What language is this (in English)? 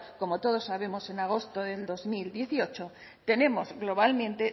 Spanish